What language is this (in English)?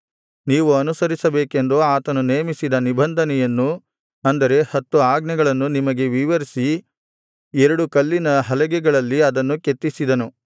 Kannada